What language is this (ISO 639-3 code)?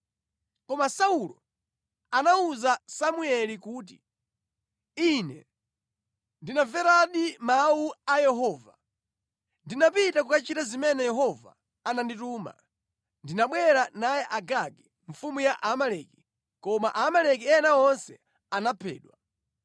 nya